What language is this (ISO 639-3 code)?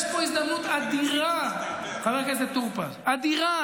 heb